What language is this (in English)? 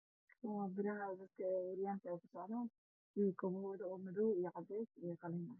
Somali